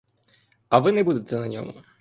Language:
Ukrainian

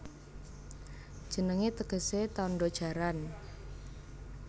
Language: Javanese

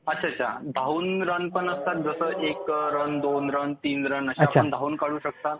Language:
Marathi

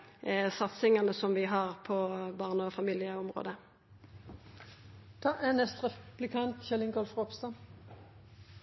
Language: Norwegian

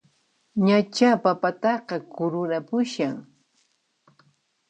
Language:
Puno Quechua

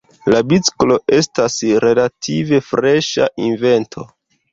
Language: Esperanto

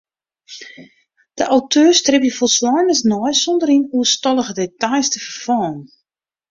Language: Western Frisian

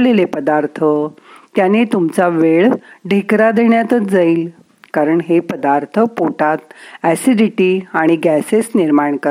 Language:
Marathi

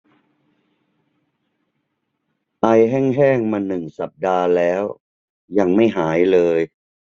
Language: Thai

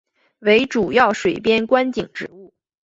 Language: Chinese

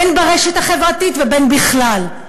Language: Hebrew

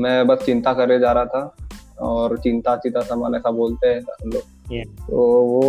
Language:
Hindi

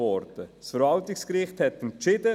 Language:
Swiss German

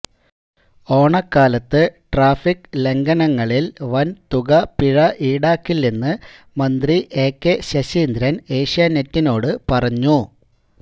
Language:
Malayalam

